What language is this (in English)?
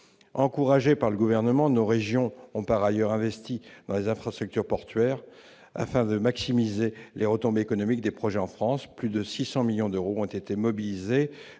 French